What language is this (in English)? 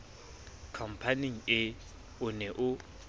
Southern Sotho